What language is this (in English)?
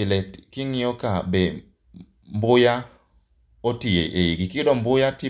Luo (Kenya and Tanzania)